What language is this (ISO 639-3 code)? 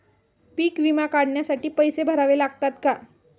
mar